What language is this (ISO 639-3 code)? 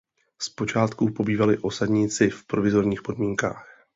ces